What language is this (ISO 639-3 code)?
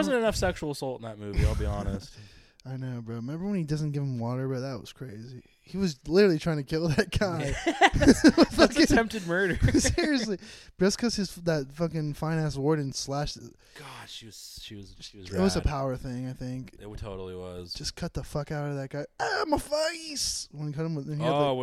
eng